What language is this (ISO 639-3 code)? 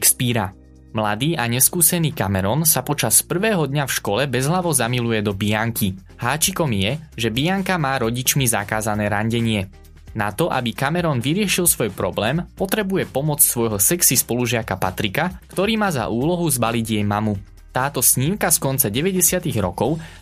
slk